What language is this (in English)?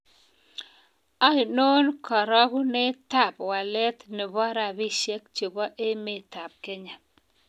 Kalenjin